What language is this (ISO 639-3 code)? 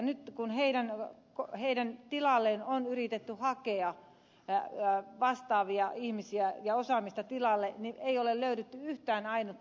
fin